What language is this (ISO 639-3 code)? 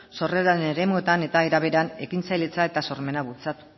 eus